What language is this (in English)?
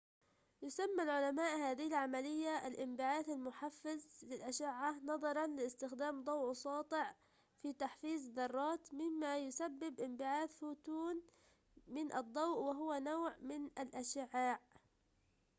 Arabic